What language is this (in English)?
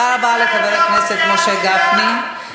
Hebrew